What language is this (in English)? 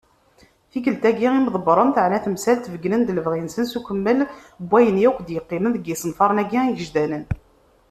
Kabyle